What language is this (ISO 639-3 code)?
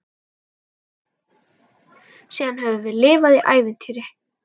isl